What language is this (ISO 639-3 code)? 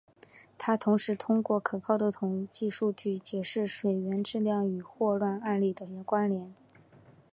zho